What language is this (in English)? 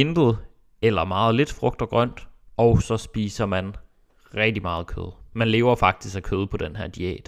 Danish